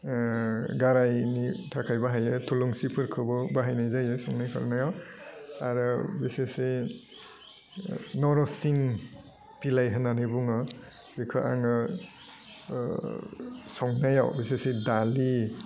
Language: Bodo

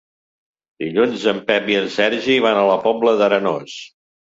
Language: Catalan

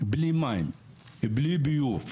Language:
Hebrew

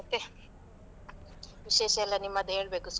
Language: Kannada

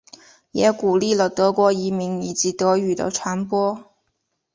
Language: Chinese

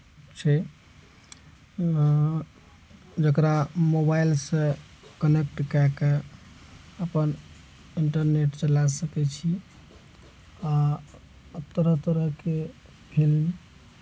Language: Maithili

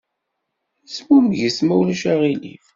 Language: Kabyle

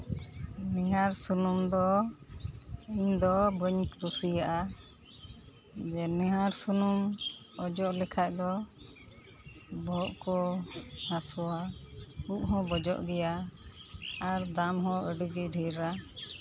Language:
Santali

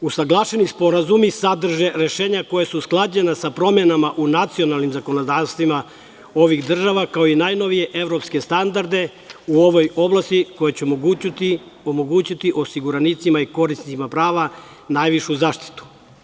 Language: Serbian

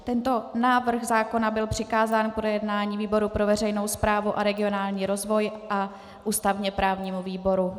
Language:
Czech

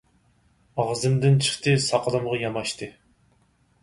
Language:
Uyghur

